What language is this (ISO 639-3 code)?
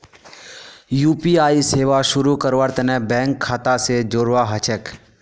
mag